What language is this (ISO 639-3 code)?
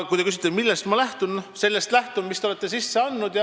est